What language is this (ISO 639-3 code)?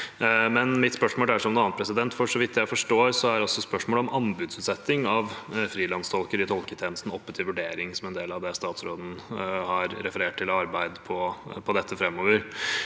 nor